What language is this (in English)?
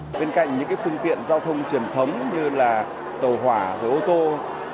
Vietnamese